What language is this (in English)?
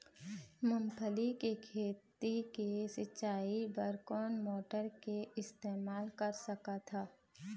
Chhattisgarhi